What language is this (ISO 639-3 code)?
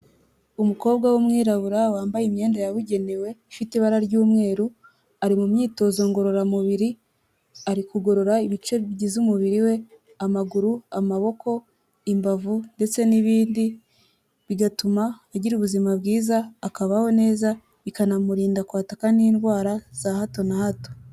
kin